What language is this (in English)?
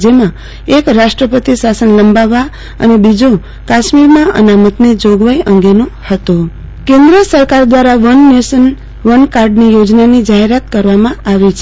Gujarati